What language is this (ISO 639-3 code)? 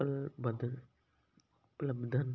pan